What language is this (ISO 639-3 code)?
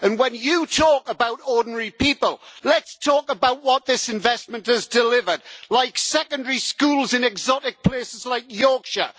eng